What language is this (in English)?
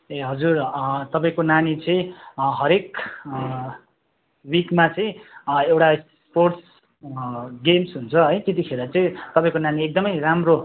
Nepali